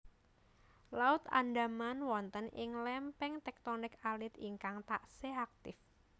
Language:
Javanese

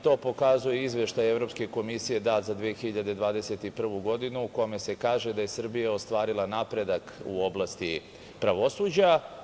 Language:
Serbian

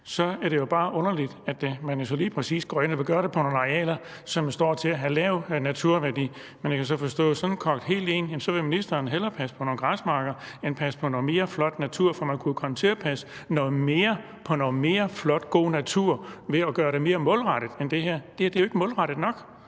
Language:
Danish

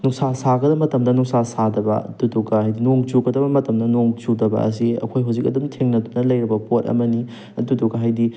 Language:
Manipuri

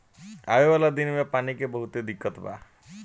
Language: Bhojpuri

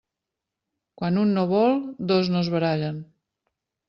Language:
Catalan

